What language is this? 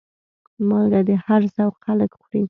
Pashto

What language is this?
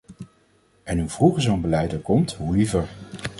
Dutch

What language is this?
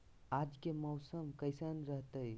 Magahi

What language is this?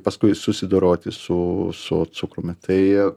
Lithuanian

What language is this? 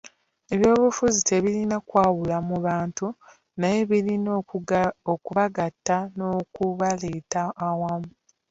Ganda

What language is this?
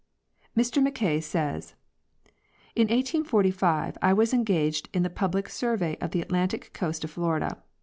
English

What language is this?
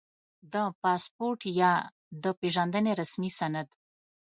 Pashto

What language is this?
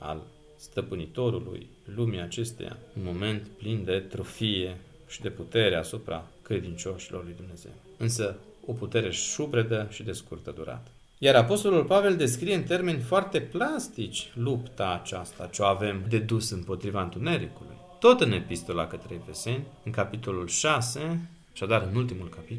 Romanian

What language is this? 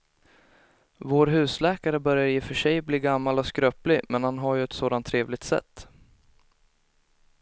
Swedish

